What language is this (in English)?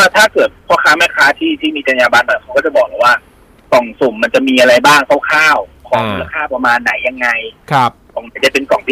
Thai